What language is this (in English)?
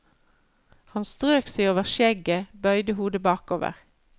Norwegian